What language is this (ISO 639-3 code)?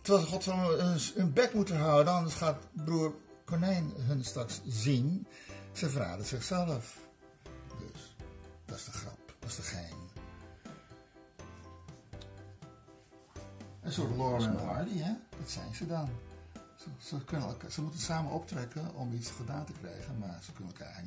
nld